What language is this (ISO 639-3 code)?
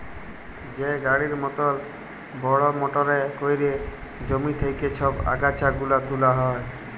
ben